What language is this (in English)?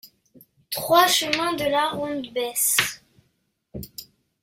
French